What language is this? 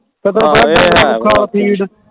Punjabi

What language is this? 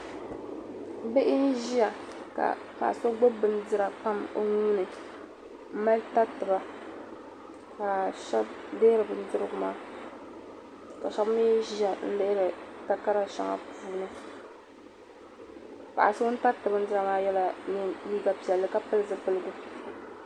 Dagbani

